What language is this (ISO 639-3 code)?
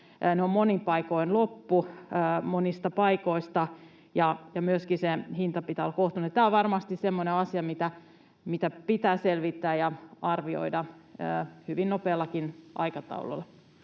fin